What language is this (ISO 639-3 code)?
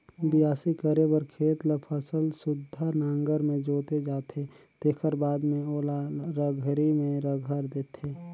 hne